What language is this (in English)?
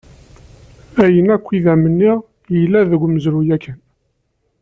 Kabyle